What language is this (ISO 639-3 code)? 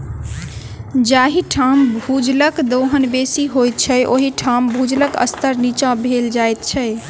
mai